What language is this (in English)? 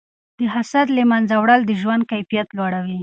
Pashto